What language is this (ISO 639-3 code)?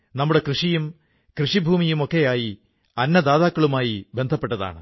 mal